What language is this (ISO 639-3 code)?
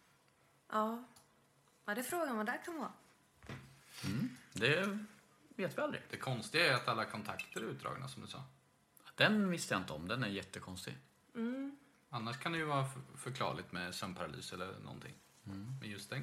swe